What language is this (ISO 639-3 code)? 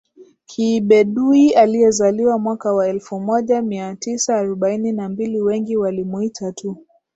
swa